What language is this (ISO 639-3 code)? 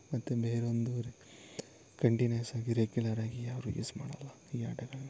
kan